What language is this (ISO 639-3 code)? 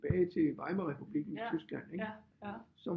dan